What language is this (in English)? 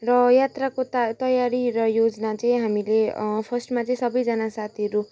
Nepali